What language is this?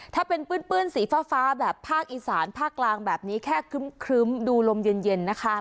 Thai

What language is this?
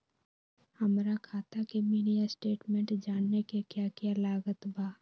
Magahi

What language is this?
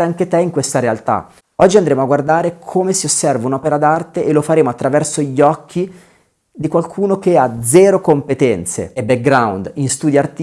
Italian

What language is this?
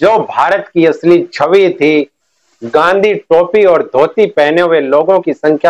Hindi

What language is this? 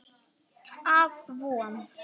Icelandic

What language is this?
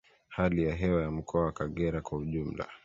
Swahili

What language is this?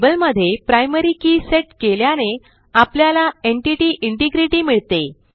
Marathi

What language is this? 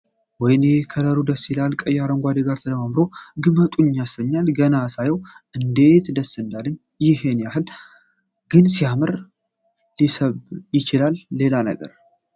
Amharic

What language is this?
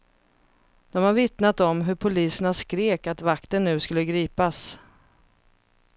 Swedish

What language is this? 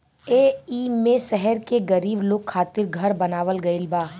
Bhojpuri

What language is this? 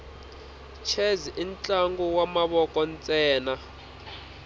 Tsonga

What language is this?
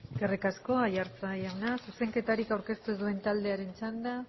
Basque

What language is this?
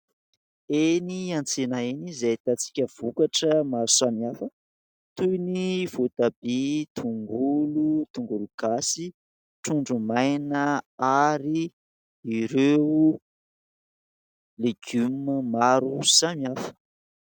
Malagasy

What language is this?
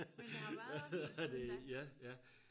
Danish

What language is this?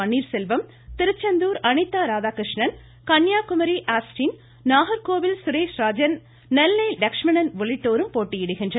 Tamil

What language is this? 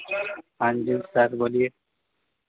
Hindi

